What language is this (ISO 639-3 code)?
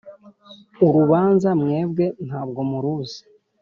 kin